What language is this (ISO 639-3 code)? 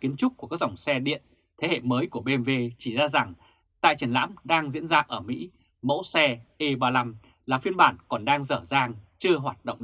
vie